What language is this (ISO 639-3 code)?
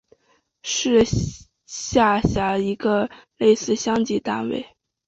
zho